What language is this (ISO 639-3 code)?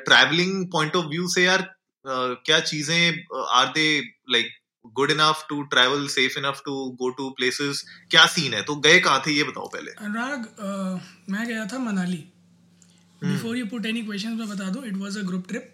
hin